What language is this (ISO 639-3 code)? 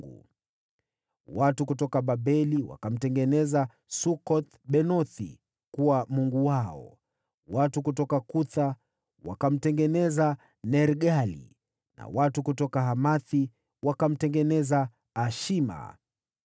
swa